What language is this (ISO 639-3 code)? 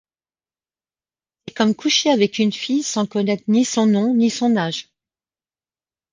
fra